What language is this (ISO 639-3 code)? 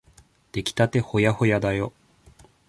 jpn